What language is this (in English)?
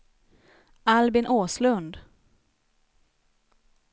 Swedish